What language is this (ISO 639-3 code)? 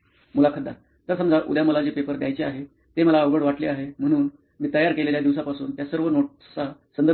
mar